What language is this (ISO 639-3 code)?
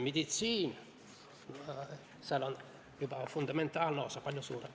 est